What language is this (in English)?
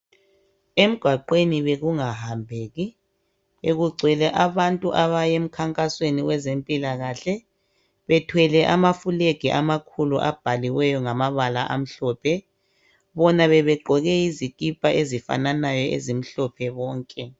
North Ndebele